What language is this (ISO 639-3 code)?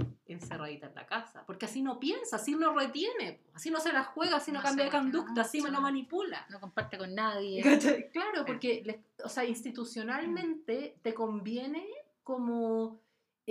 spa